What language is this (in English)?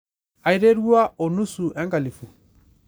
Masai